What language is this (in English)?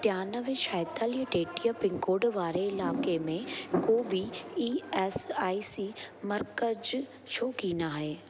Sindhi